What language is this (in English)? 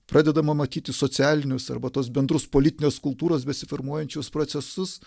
Lithuanian